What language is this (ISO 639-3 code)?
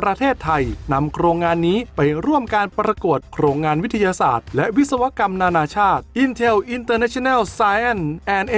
tha